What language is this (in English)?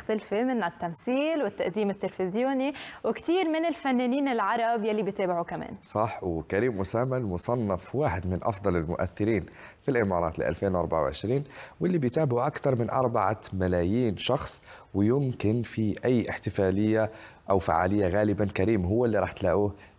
Arabic